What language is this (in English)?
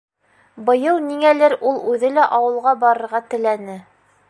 Bashkir